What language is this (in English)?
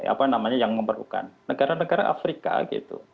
Indonesian